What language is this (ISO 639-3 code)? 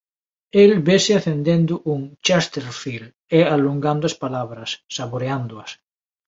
glg